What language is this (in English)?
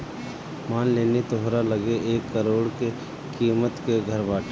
Bhojpuri